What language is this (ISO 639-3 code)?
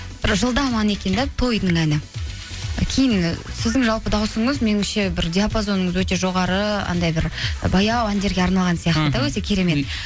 kaz